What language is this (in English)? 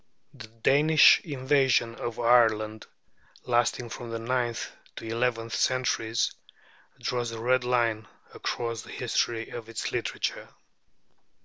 English